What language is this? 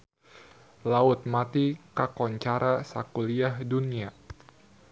Sundanese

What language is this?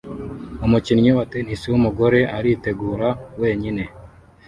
Kinyarwanda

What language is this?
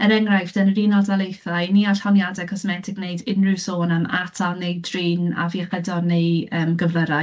Welsh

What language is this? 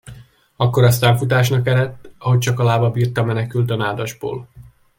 Hungarian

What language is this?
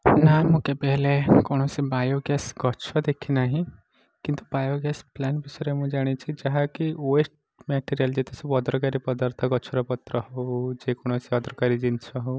Odia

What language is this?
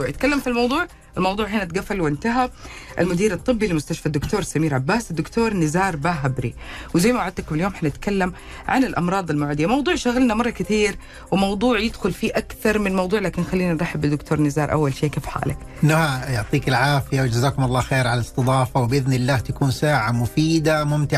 Arabic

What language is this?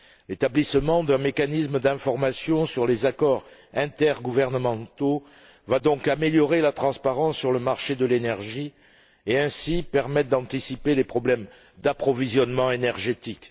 French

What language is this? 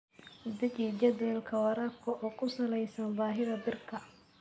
Somali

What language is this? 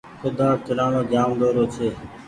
Goaria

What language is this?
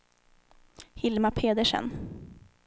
Swedish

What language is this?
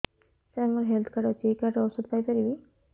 Odia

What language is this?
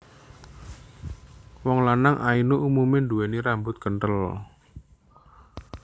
Javanese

